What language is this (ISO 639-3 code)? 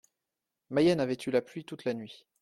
fra